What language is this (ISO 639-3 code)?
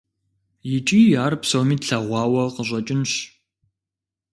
kbd